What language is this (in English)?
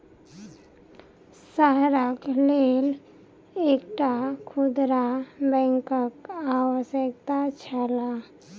Maithili